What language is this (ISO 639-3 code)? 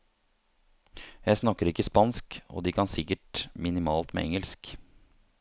nor